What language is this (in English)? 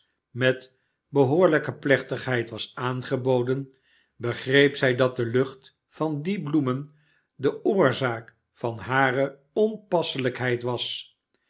Dutch